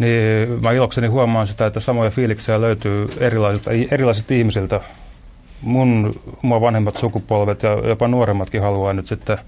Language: Finnish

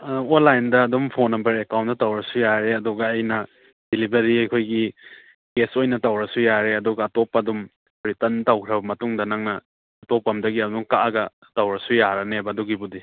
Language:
Manipuri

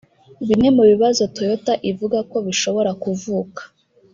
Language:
Kinyarwanda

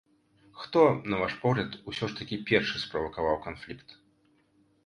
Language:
Belarusian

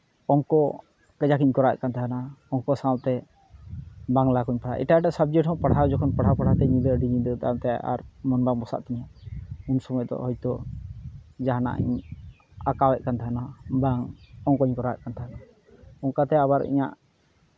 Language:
Santali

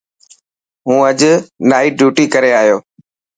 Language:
Dhatki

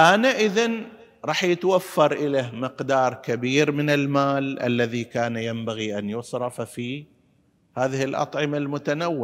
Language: Arabic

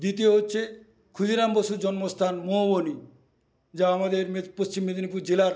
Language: Bangla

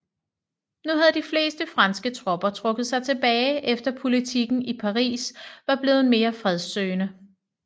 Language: Danish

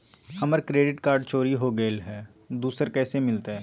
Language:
Magahi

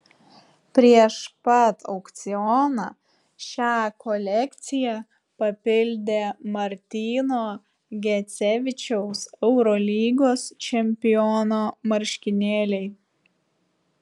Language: Lithuanian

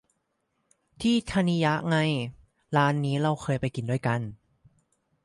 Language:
Thai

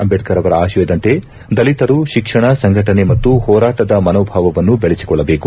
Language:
Kannada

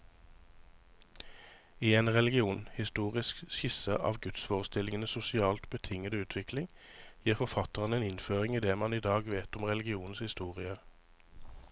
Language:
Norwegian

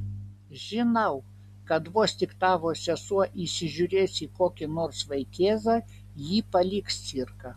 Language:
Lithuanian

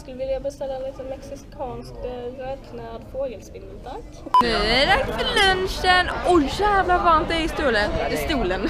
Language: Swedish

